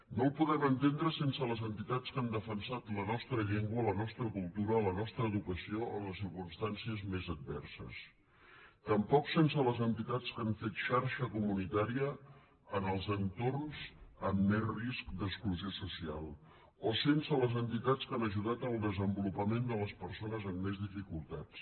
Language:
Catalan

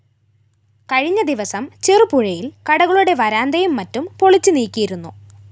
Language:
Malayalam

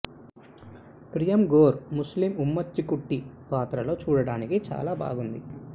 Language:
Telugu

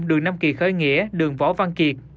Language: Vietnamese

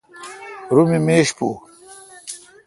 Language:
Kalkoti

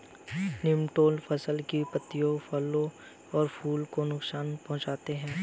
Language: Hindi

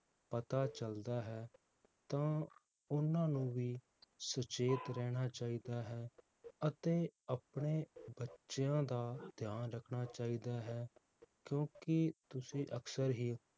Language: Punjabi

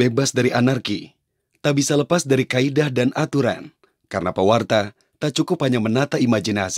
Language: Indonesian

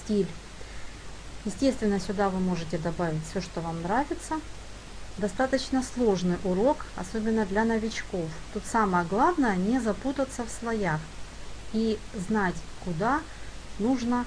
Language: Russian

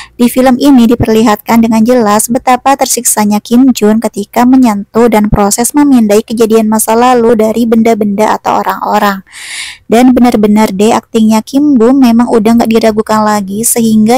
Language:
Indonesian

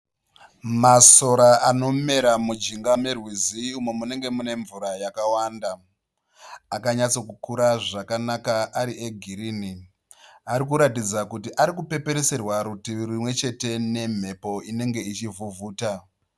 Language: Shona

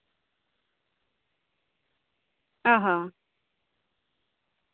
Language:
Santali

